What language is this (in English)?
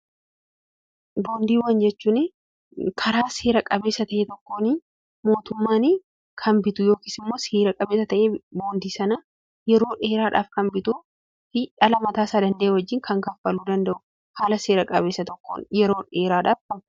Oromo